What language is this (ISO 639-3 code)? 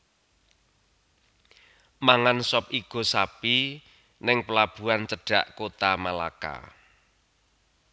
jav